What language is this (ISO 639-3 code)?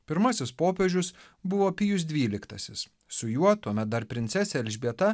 lit